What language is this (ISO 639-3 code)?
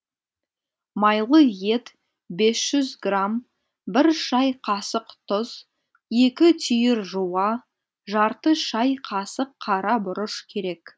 kaz